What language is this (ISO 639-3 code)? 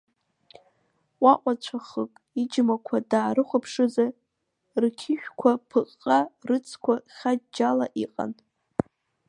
abk